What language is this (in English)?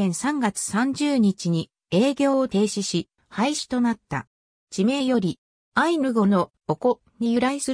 Japanese